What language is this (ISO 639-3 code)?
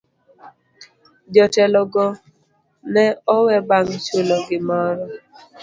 luo